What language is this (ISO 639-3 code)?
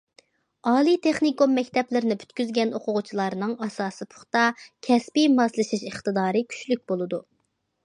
uig